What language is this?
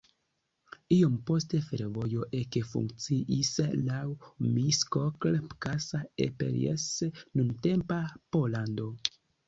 Esperanto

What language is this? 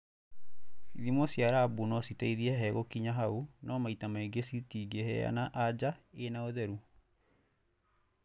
Kikuyu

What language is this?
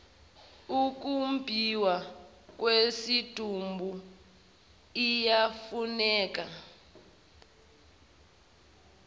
Zulu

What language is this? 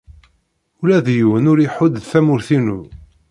Kabyle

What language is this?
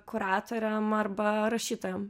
Lithuanian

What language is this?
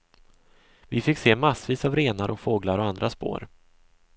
Swedish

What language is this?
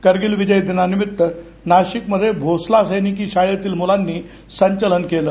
Marathi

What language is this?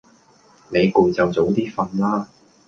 Cantonese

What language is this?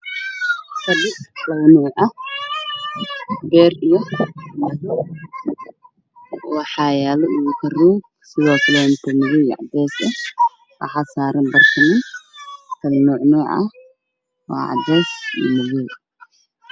Somali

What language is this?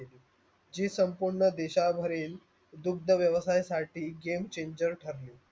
Marathi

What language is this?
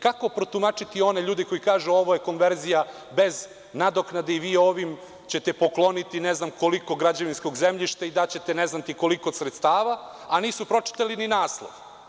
Serbian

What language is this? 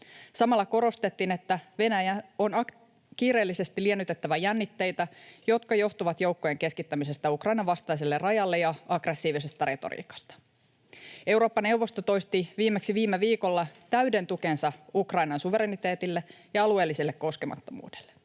Finnish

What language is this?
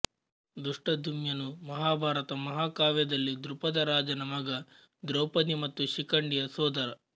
Kannada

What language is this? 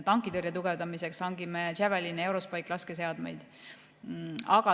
Estonian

